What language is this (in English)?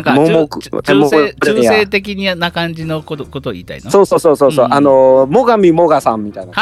Japanese